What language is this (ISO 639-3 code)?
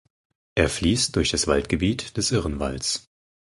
deu